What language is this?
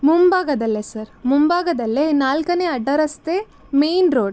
Kannada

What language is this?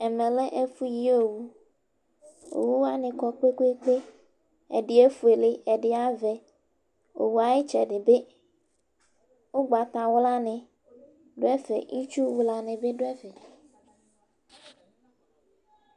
Ikposo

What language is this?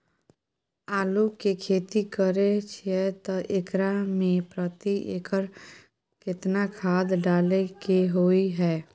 Maithili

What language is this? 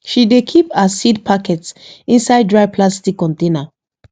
Nigerian Pidgin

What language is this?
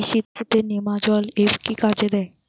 Bangla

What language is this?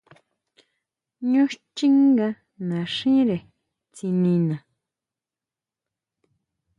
Huautla Mazatec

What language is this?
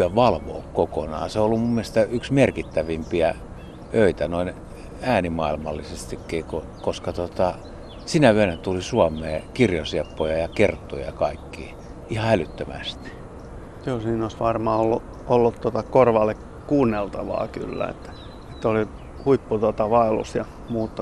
Finnish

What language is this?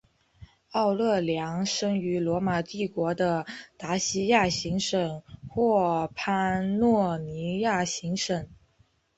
Chinese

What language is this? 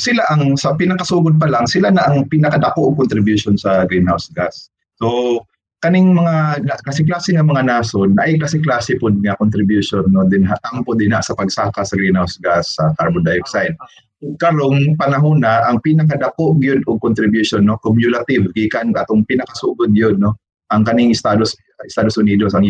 Filipino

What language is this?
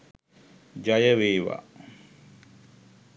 Sinhala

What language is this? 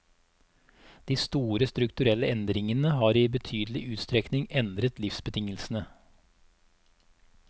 Norwegian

